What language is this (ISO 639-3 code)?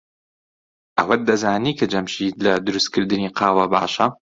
ckb